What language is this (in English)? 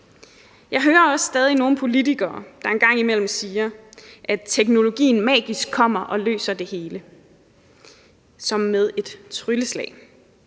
Danish